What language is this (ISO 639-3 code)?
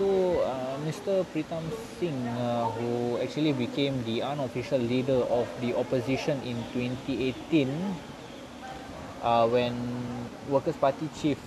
msa